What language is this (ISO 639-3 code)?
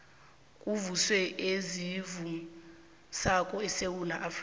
nbl